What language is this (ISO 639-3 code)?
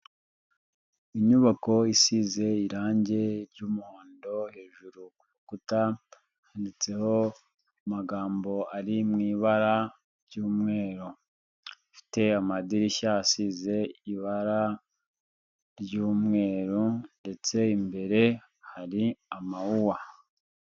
kin